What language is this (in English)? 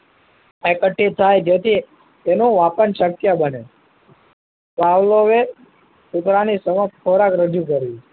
Gujarati